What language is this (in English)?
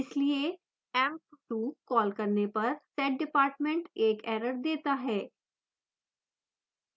Hindi